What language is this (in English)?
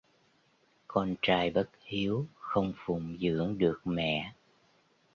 Vietnamese